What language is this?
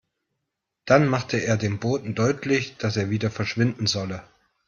German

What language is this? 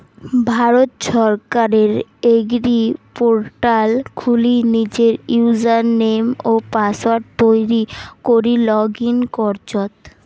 Bangla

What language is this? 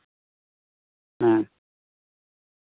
Santali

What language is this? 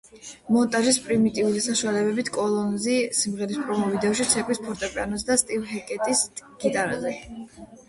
Georgian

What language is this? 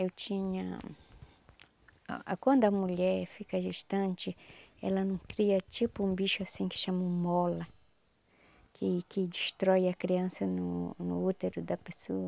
Portuguese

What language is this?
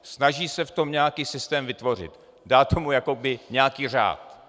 Czech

